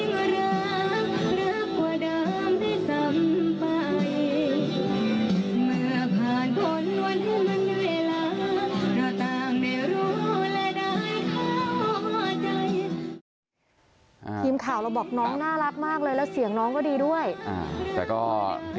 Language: Thai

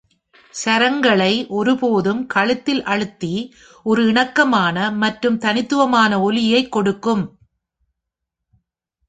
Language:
Tamil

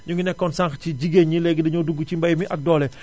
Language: Wolof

